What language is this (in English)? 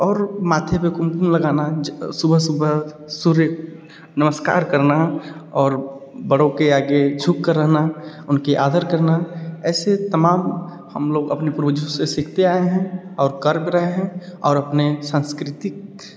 Hindi